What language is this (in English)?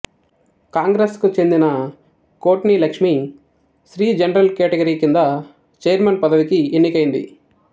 Telugu